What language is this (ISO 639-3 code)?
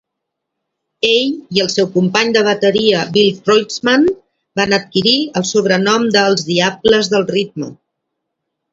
cat